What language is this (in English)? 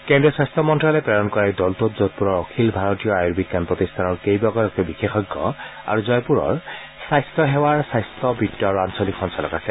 Assamese